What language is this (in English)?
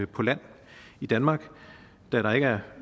Danish